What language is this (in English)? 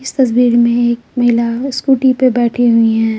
Hindi